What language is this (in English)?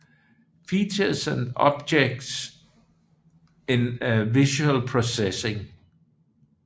Danish